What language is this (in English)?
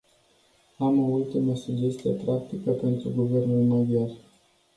Romanian